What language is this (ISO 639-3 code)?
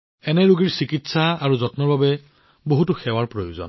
asm